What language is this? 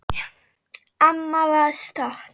Icelandic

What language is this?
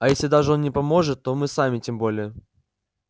Russian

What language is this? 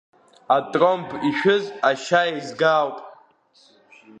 Abkhazian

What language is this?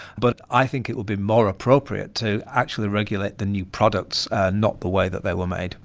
English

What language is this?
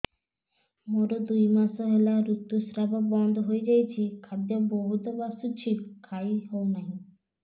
Odia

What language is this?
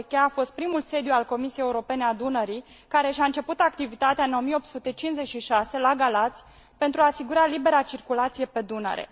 Romanian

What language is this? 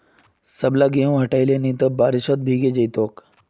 Magahi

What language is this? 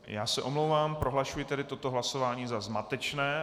Czech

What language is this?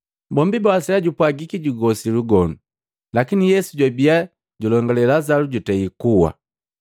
Matengo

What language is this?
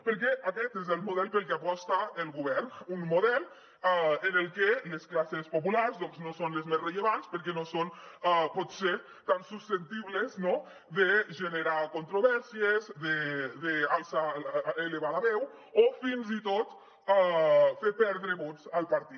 Catalan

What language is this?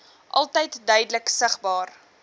Afrikaans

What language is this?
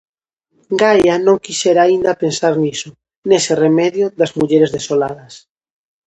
Galician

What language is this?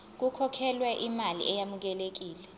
Zulu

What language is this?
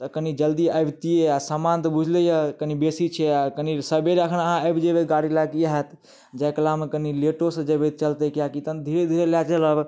Maithili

